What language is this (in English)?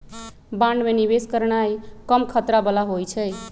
Magahi